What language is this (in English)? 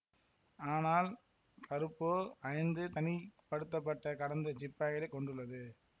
Tamil